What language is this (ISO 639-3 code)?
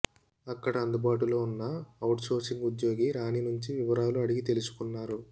tel